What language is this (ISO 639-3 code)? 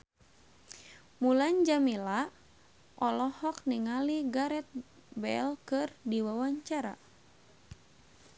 sun